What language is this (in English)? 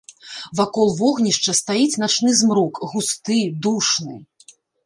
Belarusian